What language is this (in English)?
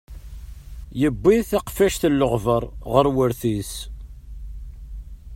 Kabyle